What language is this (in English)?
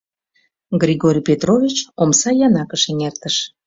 Mari